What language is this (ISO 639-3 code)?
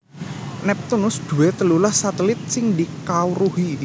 jav